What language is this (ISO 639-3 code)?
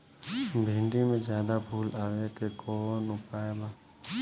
bho